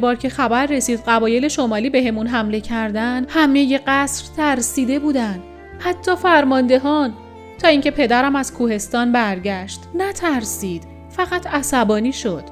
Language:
Persian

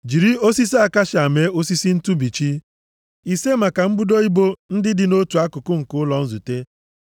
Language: Igbo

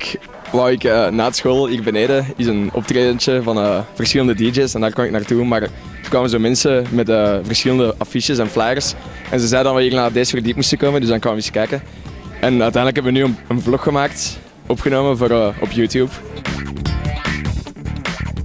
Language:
Dutch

